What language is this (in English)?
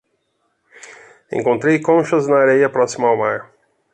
Portuguese